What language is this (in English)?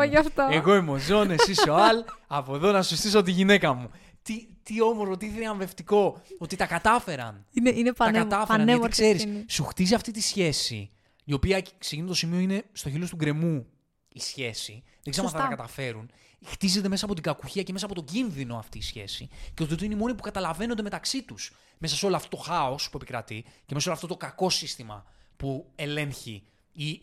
Greek